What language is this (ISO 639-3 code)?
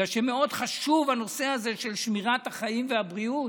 heb